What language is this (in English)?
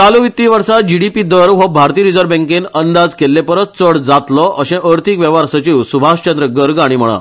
Konkani